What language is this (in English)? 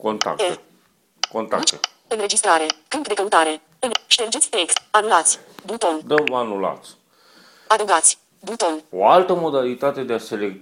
Romanian